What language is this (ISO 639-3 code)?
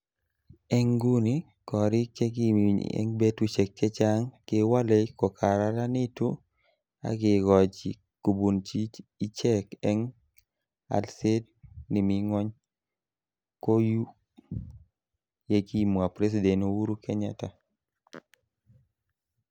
kln